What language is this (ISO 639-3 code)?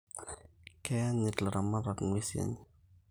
mas